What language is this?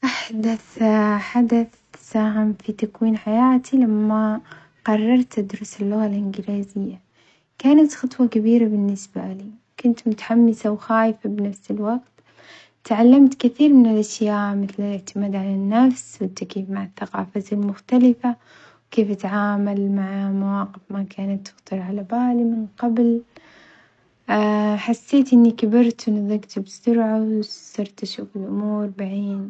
Omani Arabic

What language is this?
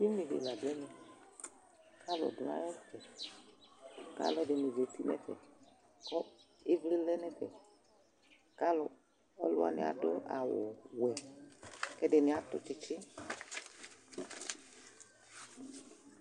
Ikposo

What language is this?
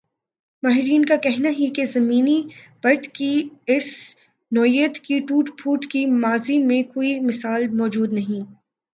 Urdu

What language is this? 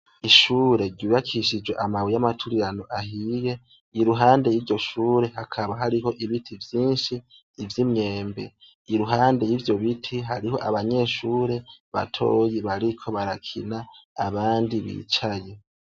Rundi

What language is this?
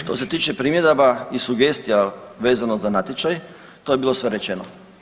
Croatian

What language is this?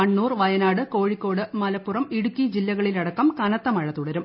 Malayalam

